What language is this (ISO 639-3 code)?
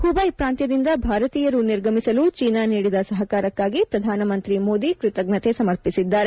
kan